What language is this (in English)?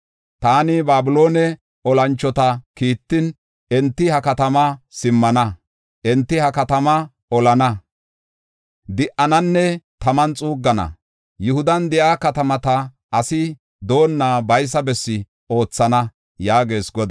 Gofa